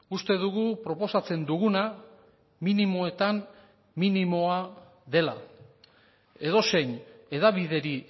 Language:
Basque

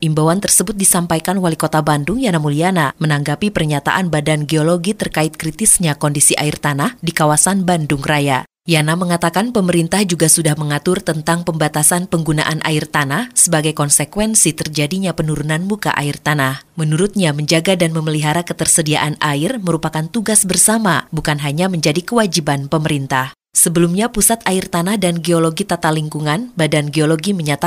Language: Indonesian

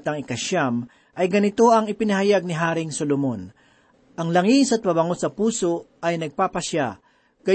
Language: Filipino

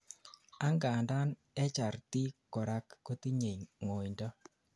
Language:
Kalenjin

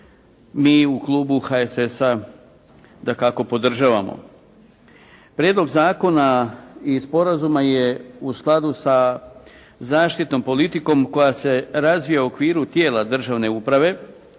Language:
Croatian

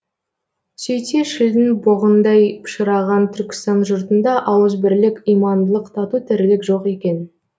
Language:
Kazakh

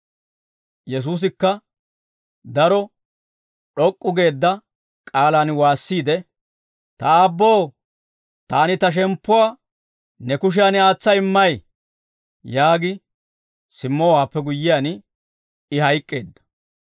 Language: Dawro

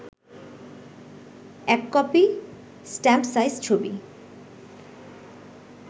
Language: Bangla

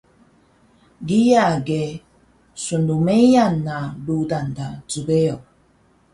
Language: Taroko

